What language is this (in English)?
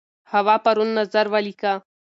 Pashto